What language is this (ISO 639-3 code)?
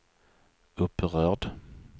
swe